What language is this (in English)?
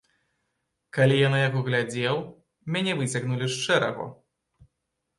Belarusian